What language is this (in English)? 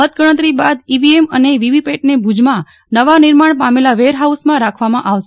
Gujarati